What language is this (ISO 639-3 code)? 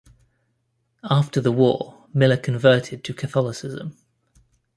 eng